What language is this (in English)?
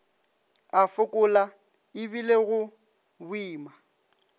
Northern Sotho